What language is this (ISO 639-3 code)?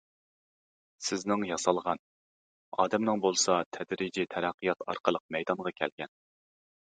uig